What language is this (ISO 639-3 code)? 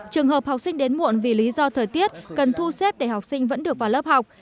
vie